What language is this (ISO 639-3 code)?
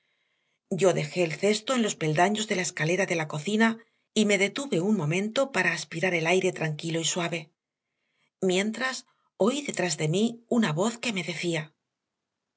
spa